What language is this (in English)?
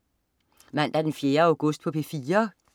Danish